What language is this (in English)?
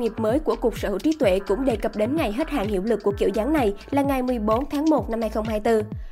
Vietnamese